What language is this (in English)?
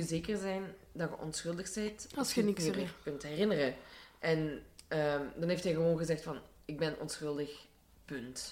Dutch